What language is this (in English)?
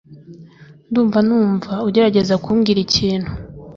Kinyarwanda